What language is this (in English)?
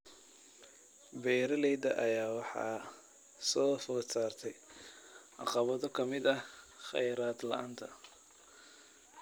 Somali